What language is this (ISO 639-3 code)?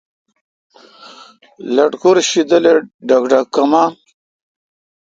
xka